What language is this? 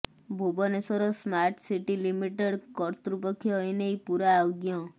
Odia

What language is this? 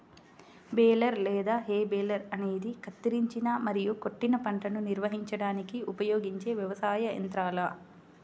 Telugu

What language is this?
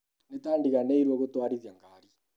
Kikuyu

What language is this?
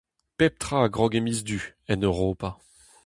Breton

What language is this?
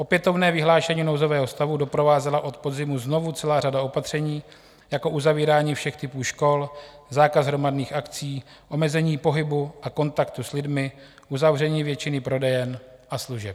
Czech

